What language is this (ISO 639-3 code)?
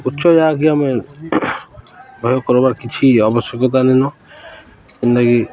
ori